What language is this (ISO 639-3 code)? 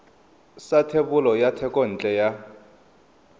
tsn